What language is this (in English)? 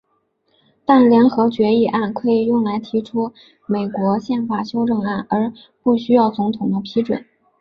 Chinese